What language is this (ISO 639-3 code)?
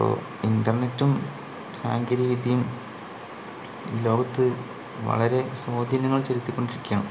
mal